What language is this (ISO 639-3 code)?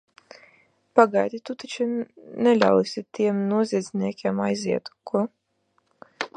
lav